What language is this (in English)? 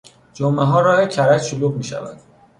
Persian